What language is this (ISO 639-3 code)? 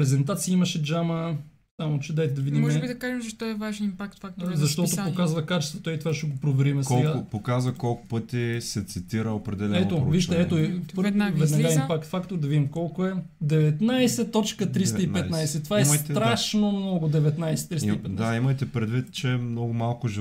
bul